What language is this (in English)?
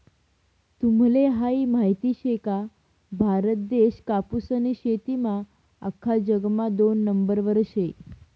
Marathi